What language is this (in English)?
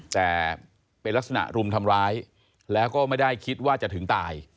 Thai